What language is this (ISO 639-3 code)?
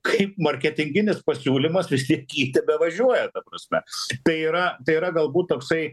lit